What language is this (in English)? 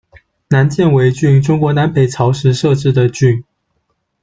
Chinese